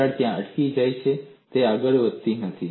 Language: Gujarati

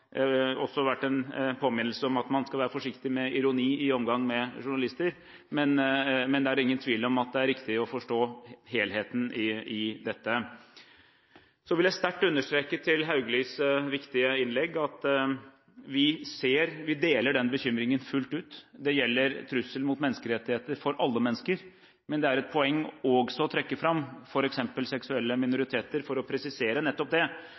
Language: Norwegian Bokmål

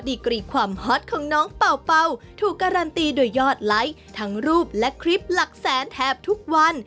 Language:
Thai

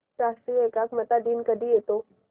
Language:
Marathi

